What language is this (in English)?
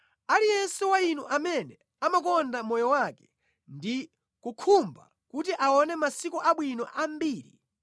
Nyanja